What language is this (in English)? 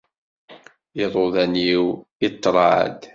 Kabyle